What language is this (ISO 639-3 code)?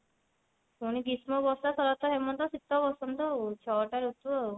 ori